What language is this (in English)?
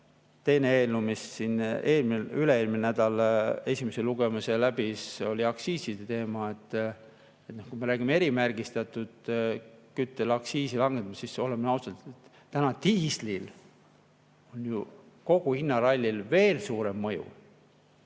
Estonian